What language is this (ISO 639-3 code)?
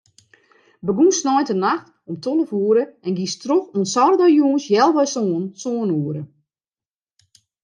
fry